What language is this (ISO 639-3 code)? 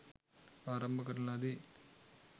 sin